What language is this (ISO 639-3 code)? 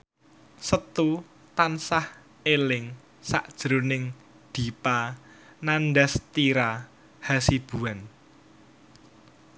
jav